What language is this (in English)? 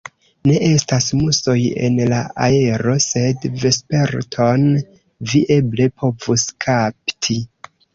Esperanto